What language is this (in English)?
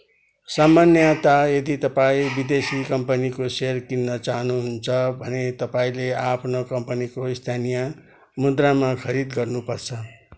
Nepali